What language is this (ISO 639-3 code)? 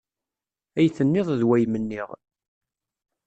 kab